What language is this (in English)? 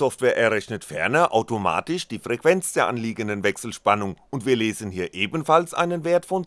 German